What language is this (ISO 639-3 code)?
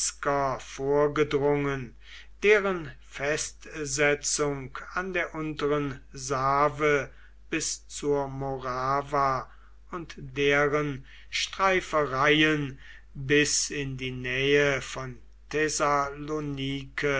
deu